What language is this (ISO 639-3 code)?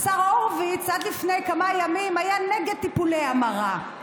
heb